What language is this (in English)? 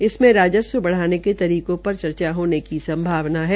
Hindi